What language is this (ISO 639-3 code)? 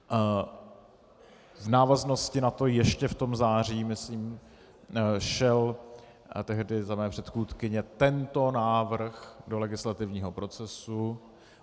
ces